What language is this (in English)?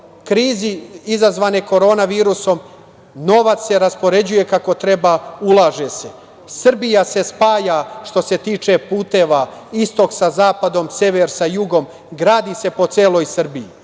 Serbian